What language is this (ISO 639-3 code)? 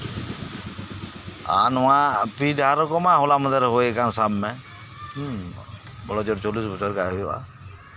sat